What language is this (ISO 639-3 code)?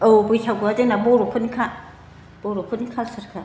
brx